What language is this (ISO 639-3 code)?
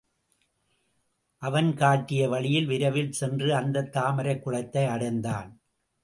tam